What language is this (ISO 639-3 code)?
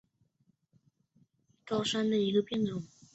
zho